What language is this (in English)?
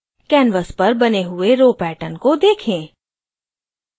Hindi